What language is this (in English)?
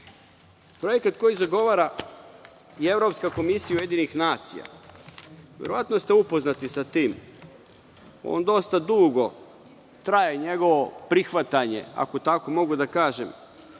Serbian